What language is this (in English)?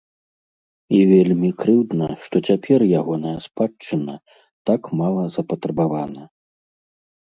Belarusian